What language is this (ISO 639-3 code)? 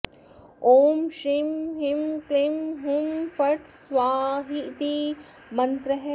san